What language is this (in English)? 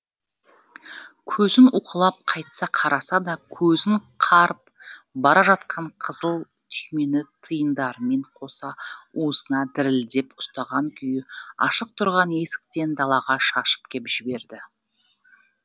Kazakh